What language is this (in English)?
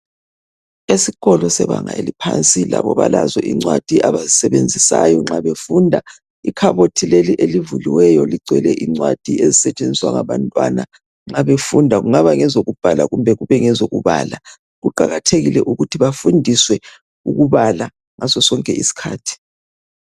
North Ndebele